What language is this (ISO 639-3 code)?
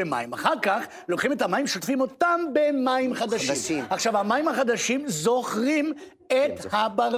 heb